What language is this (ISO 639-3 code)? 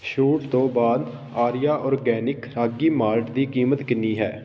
pan